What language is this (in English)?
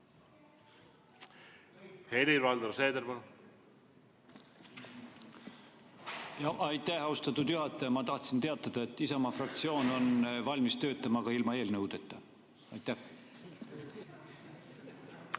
Estonian